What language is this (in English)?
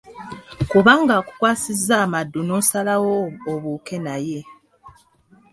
Ganda